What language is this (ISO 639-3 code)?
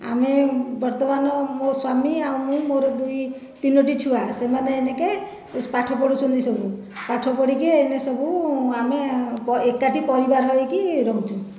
ori